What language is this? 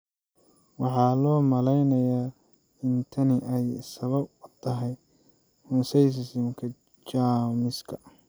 Somali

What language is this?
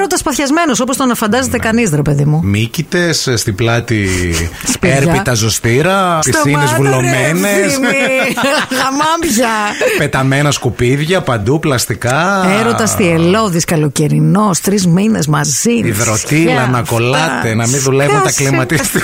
Greek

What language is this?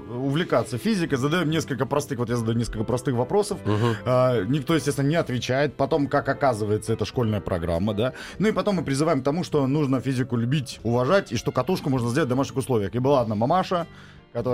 Russian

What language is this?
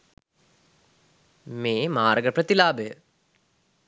Sinhala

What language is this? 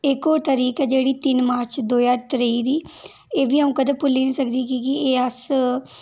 Dogri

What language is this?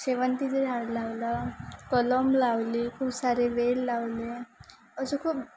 Marathi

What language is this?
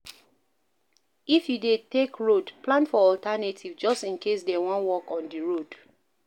Nigerian Pidgin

